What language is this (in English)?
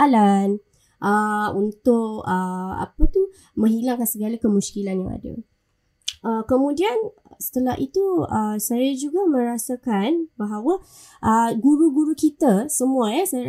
Malay